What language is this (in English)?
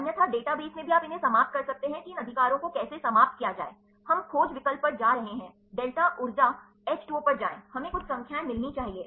Hindi